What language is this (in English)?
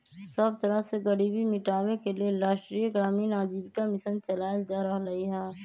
Magahi